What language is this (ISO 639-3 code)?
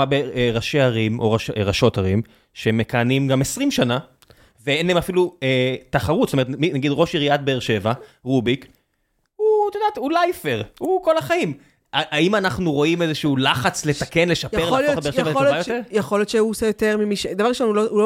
heb